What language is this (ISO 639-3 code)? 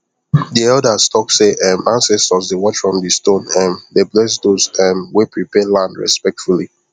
pcm